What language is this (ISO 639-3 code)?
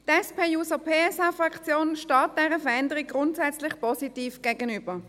gsw